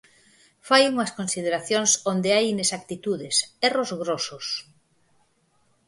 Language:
Galician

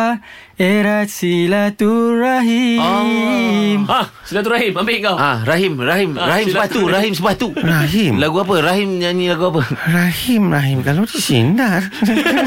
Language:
Malay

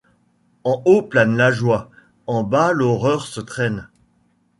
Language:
French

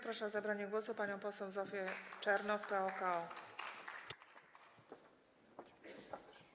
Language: Polish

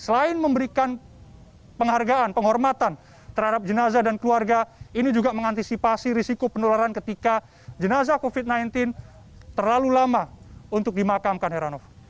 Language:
Indonesian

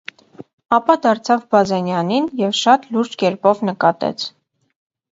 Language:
Armenian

